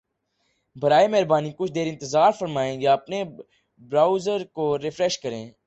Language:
Urdu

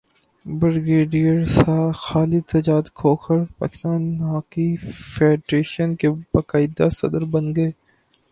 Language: Urdu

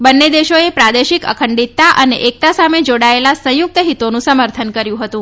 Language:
Gujarati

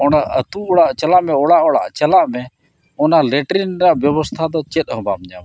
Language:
Santali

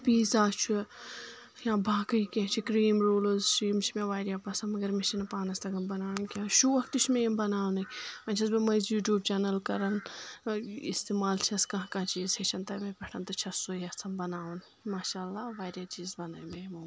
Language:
Kashmiri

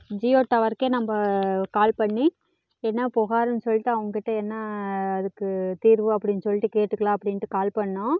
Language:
Tamil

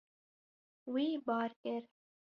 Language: Kurdish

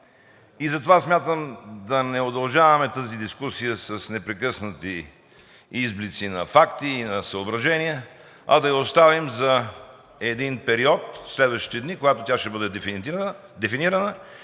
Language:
Bulgarian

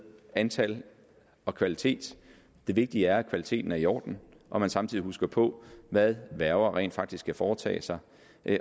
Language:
Danish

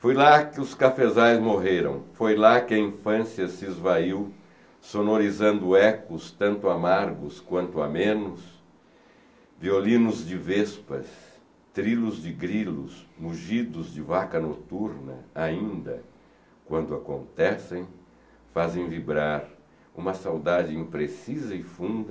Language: Portuguese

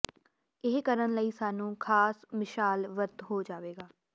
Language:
Punjabi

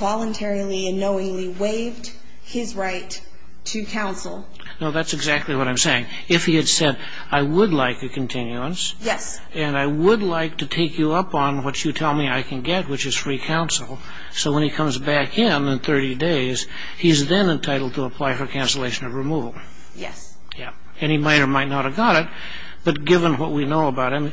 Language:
English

